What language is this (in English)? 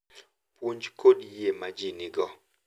Luo (Kenya and Tanzania)